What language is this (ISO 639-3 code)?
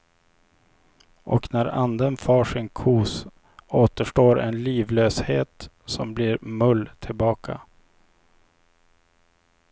swe